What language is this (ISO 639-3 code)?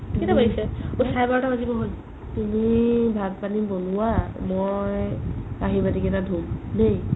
asm